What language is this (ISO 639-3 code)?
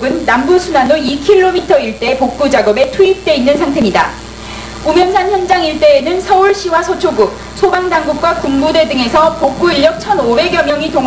kor